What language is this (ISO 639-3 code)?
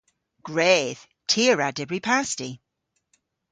cor